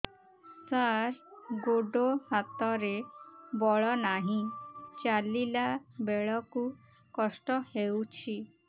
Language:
Odia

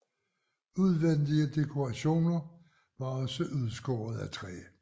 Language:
Danish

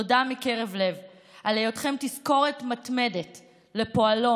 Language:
Hebrew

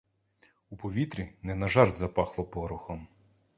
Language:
Ukrainian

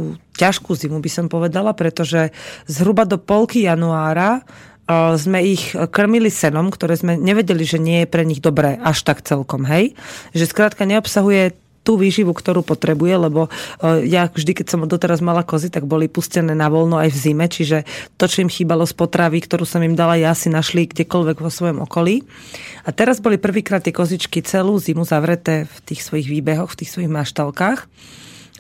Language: Slovak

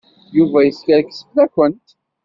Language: Kabyle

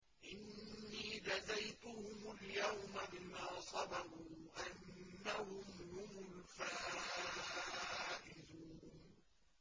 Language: Arabic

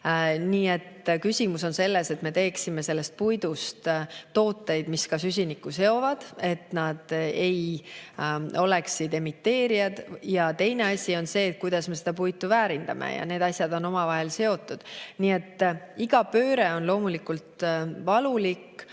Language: Estonian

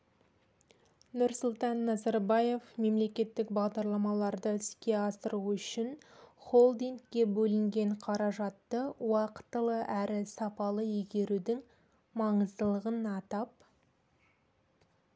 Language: Kazakh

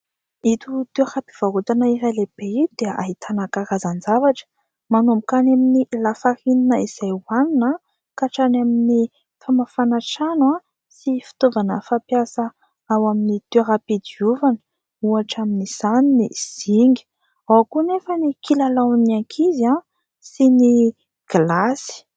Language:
Malagasy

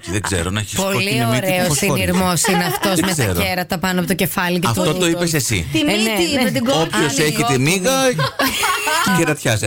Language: Greek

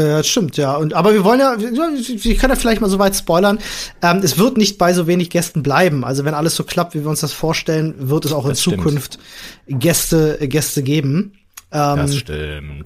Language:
German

